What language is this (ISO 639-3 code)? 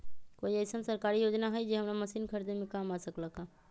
mag